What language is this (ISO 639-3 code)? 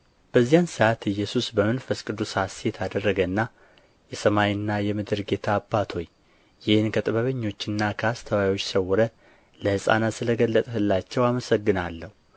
amh